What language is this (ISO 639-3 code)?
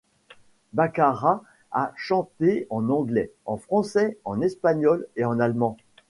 fra